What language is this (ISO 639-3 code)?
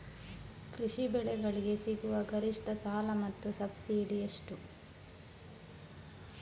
kan